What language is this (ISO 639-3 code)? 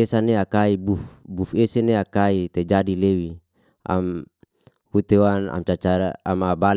ste